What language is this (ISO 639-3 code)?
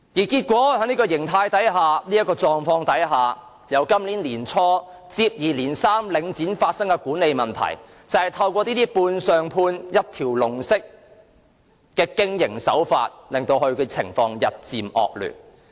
yue